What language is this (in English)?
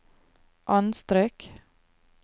Norwegian